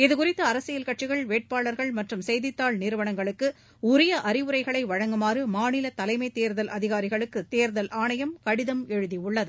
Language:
Tamil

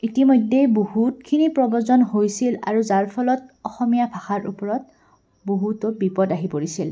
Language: Assamese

